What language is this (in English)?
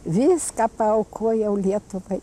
Lithuanian